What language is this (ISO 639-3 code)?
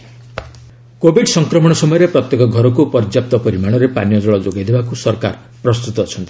ori